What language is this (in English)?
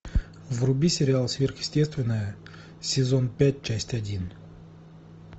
Russian